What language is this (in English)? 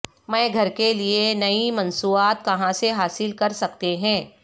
Urdu